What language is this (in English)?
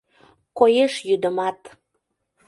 Mari